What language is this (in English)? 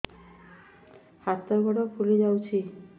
Odia